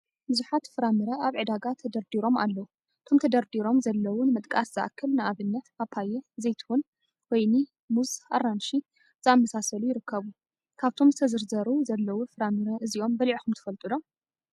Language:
Tigrinya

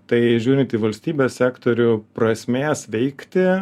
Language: Lithuanian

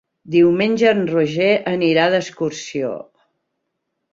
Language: Catalan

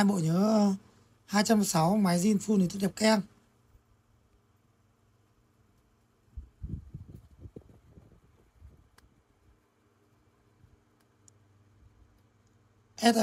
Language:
Vietnamese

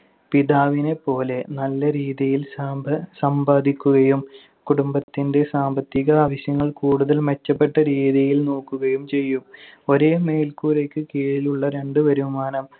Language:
Malayalam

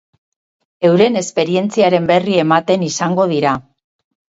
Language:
Basque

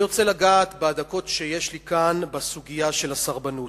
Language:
Hebrew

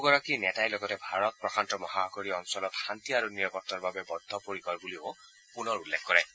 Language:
Assamese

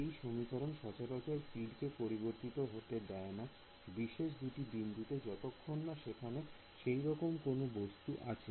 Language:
Bangla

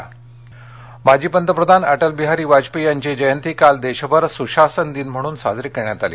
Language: Marathi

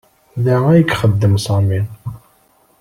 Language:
Kabyle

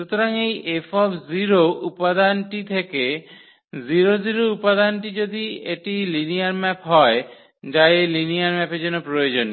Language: Bangla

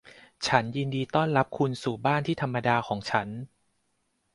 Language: Thai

